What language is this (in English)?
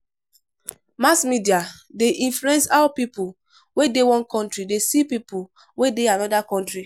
Nigerian Pidgin